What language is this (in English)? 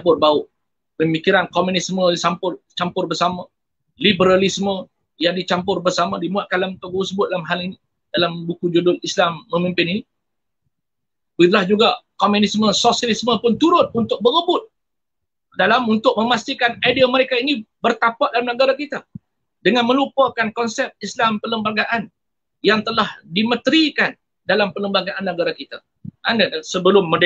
Malay